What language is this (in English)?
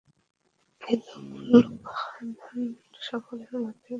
Bangla